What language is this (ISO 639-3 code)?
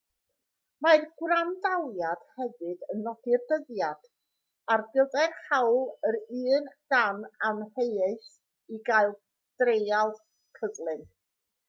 cym